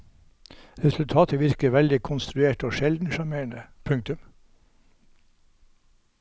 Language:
Norwegian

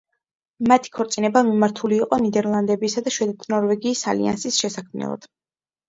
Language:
Georgian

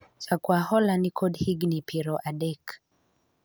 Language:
Luo (Kenya and Tanzania)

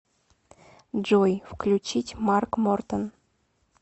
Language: Russian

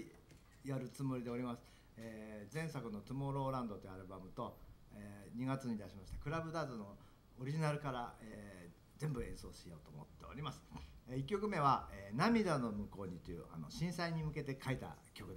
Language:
Japanese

